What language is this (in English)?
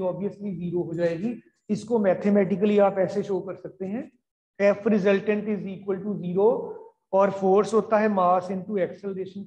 Hindi